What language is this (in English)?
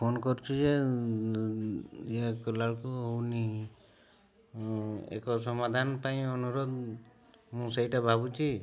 Odia